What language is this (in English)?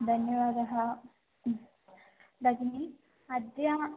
Sanskrit